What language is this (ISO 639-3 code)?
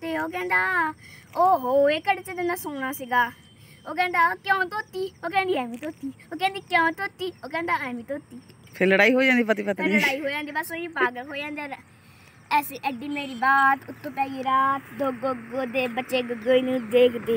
pan